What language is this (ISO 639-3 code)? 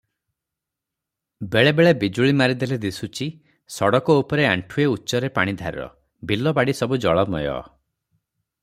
ori